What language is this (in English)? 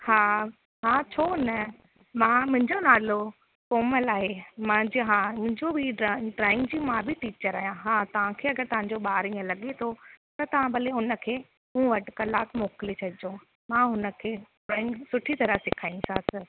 Sindhi